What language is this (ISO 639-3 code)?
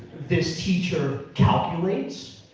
eng